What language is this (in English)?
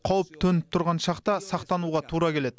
Kazakh